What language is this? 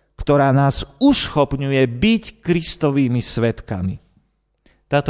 Slovak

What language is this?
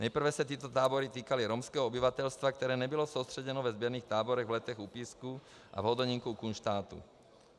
Czech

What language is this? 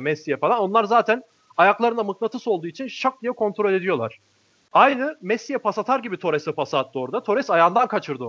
Turkish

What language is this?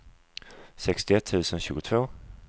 Swedish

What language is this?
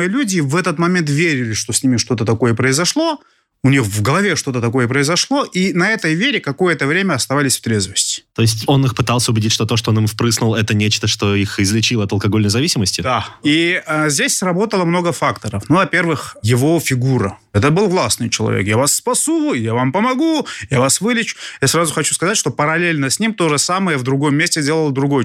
Russian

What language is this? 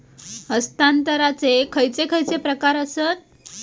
Marathi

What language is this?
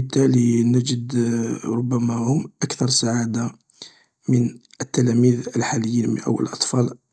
Algerian Arabic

